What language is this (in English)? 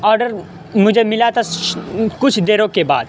Urdu